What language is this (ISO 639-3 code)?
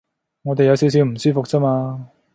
yue